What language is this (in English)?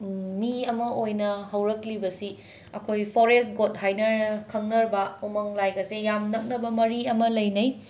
Manipuri